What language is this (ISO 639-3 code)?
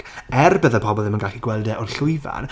cym